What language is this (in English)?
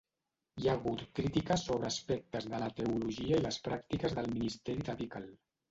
Catalan